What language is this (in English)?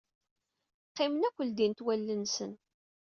Kabyle